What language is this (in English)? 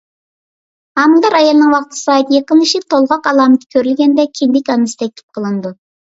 Uyghur